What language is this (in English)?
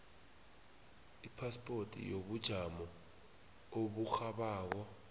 South Ndebele